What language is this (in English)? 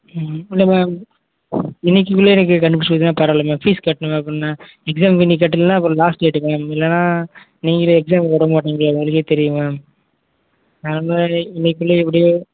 Tamil